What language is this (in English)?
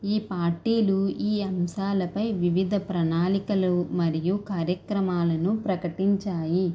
Telugu